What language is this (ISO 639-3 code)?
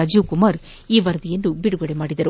kan